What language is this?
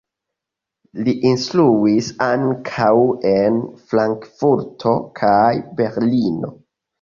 Esperanto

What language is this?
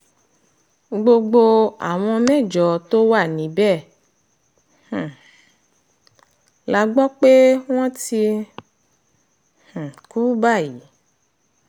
Yoruba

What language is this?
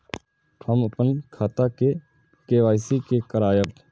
Maithili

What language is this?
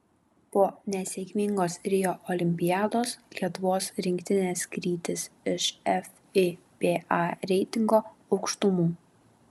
Lithuanian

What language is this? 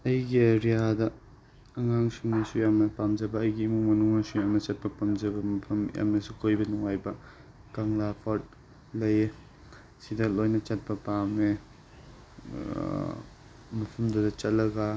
Manipuri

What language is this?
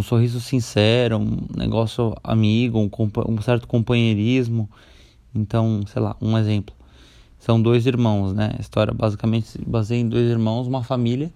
Portuguese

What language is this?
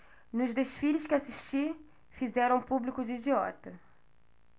Portuguese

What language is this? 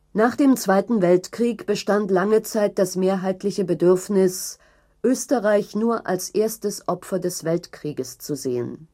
German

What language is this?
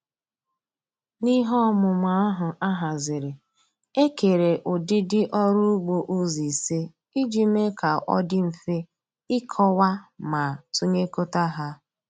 Igbo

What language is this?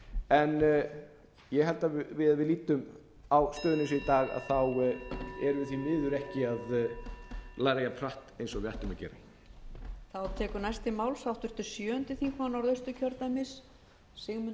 Icelandic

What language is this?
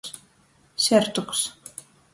Latgalian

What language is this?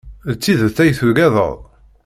Kabyle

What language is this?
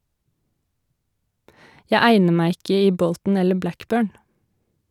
Norwegian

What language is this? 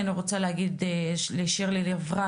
Hebrew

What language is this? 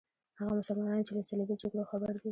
Pashto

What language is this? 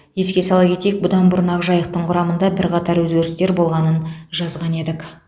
Kazakh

